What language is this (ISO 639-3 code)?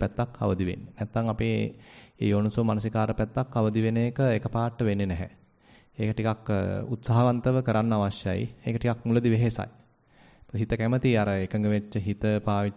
ind